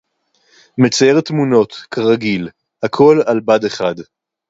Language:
Hebrew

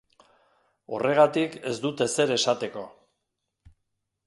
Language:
Basque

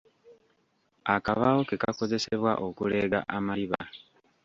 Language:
Ganda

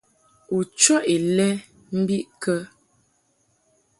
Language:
Mungaka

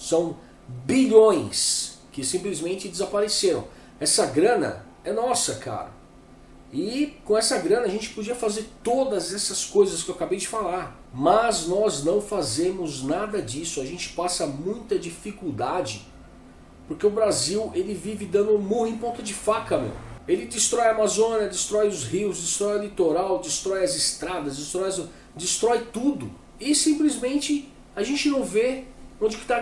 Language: Portuguese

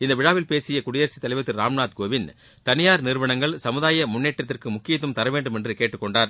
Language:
Tamil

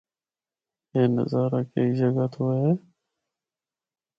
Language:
Northern Hindko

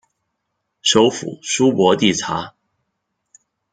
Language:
Chinese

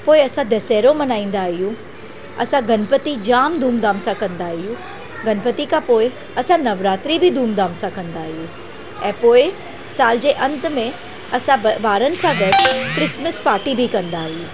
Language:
Sindhi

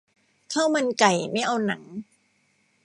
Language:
Thai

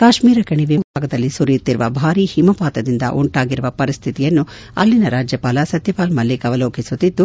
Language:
Kannada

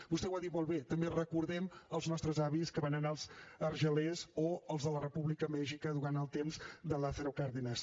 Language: Catalan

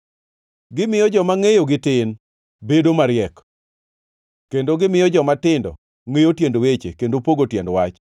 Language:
Luo (Kenya and Tanzania)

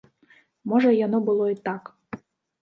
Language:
Belarusian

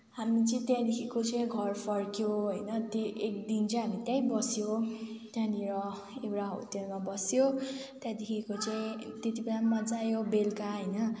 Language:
Nepali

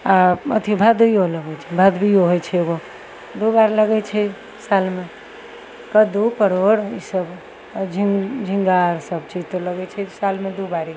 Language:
Maithili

